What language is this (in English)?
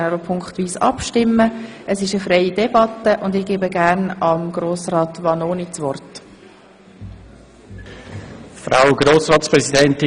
Swiss German